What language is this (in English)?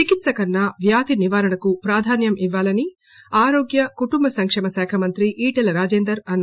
Telugu